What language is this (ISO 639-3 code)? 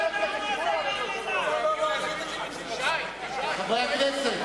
heb